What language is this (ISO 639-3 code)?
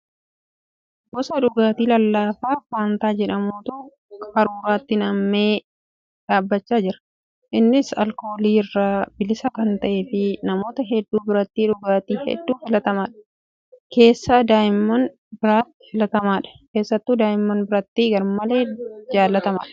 orm